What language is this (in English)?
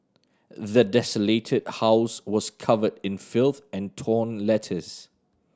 English